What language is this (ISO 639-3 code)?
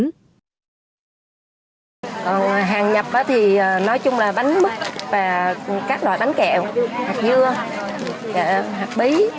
vie